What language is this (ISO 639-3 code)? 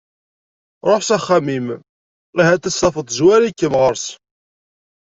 kab